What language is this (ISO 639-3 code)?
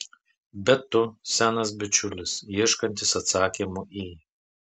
lit